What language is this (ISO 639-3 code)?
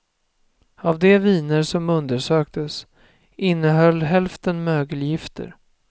swe